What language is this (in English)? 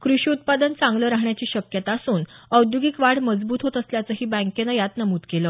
Marathi